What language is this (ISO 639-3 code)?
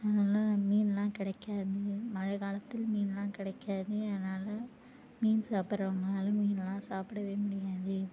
tam